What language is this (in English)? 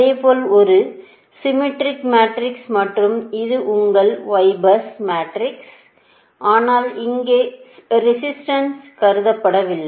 Tamil